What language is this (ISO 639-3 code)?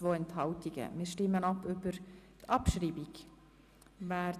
gsw